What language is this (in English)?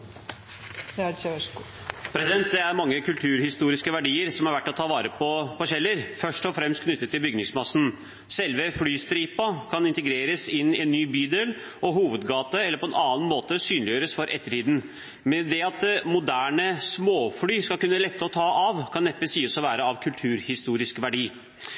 Norwegian